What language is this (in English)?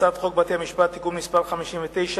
Hebrew